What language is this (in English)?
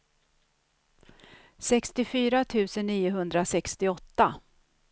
Swedish